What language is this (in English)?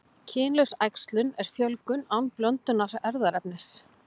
Icelandic